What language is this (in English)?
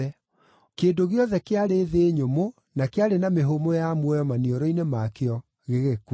Kikuyu